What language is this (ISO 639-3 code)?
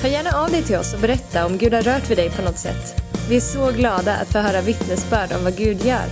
swe